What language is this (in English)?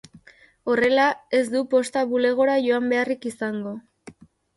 Basque